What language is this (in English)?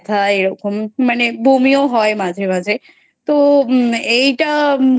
Bangla